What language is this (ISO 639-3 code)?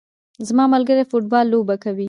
pus